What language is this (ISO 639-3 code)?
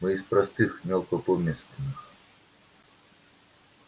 rus